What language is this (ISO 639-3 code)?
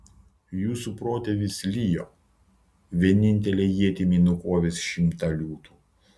lit